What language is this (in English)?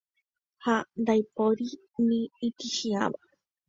Guarani